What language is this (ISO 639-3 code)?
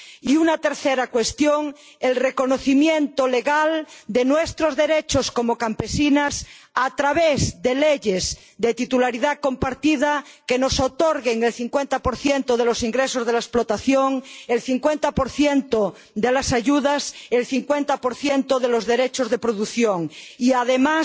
spa